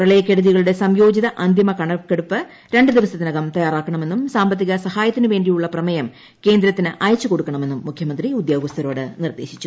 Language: Malayalam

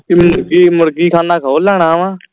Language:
Punjabi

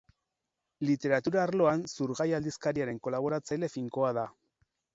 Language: Basque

